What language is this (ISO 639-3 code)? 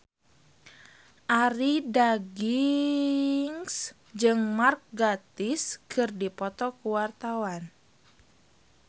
sun